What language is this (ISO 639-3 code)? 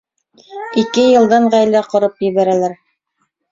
bak